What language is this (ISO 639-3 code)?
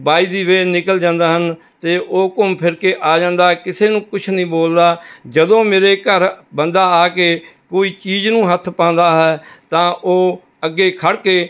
pan